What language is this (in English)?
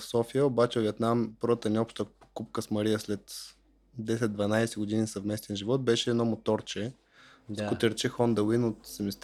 Bulgarian